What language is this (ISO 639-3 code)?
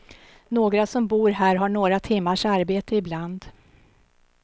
swe